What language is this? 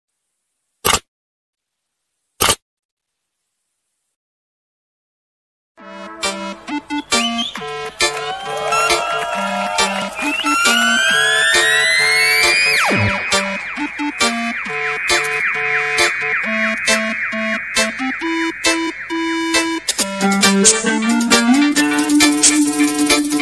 Korean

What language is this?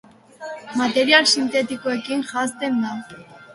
Basque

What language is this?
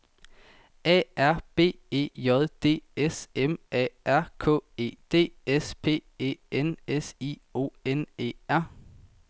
Danish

